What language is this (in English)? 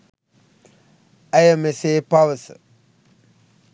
Sinhala